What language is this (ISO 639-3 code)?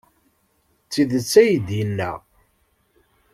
kab